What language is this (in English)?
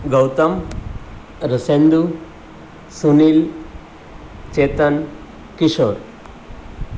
Gujarati